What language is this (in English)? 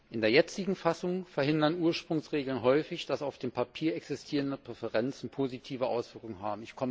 German